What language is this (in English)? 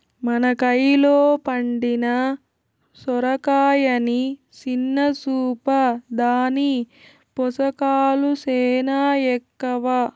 Telugu